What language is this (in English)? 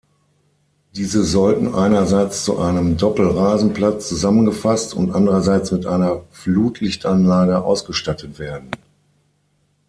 German